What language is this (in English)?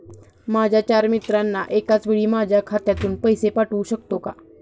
Marathi